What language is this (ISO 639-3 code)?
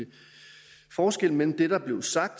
dan